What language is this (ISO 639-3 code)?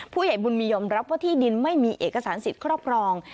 tha